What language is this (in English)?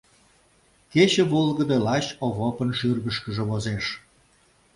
Mari